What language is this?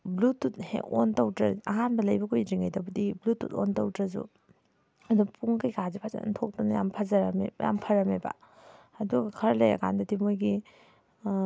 Manipuri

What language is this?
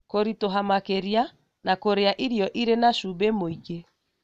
Kikuyu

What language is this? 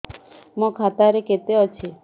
Odia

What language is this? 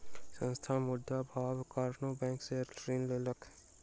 Maithili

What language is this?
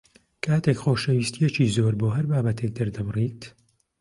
Central Kurdish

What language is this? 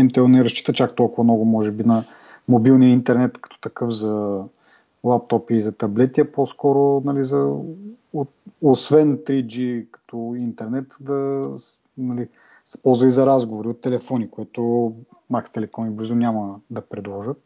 Bulgarian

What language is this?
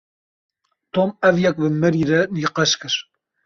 Kurdish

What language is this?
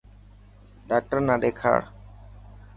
Dhatki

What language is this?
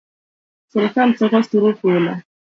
Luo (Kenya and Tanzania)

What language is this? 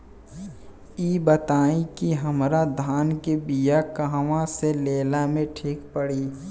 Bhojpuri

